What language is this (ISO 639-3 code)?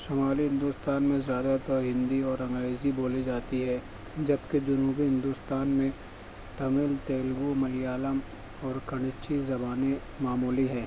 urd